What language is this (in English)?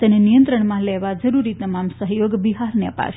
Gujarati